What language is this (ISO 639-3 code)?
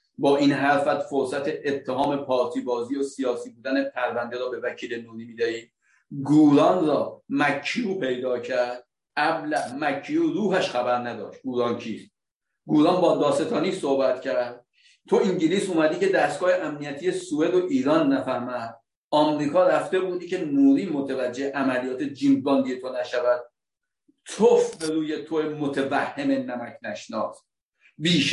fas